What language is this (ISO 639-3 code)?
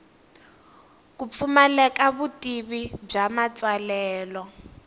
tso